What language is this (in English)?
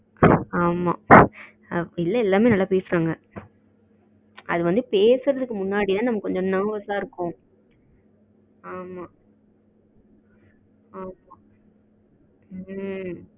Tamil